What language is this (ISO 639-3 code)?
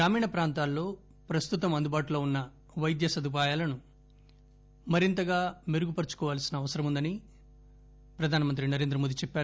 tel